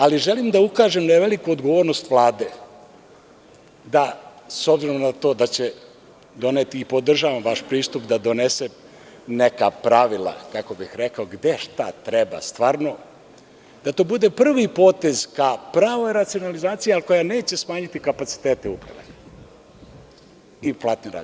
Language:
Serbian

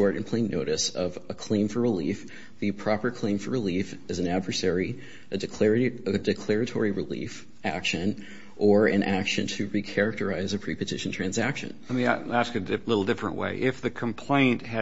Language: English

